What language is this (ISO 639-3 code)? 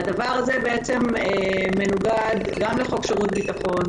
heb